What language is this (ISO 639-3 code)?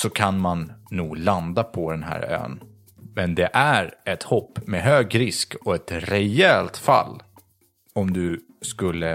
swe